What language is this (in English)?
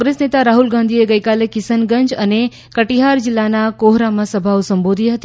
Gujarati